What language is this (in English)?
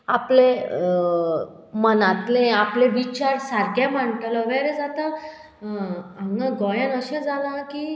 Konkani